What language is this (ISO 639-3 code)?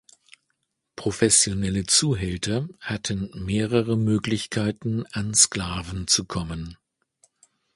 deu